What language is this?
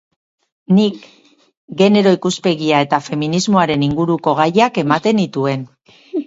Basque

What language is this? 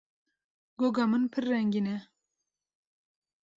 Kurdish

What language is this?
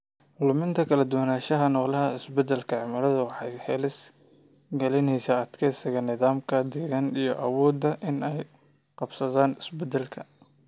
Somali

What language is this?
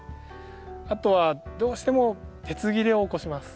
Japanese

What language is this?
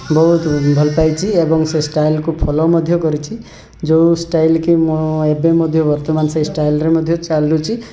Odia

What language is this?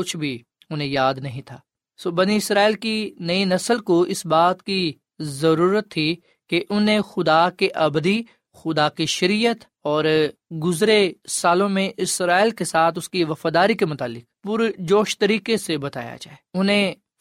Urdu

